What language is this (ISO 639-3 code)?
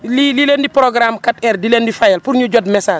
wol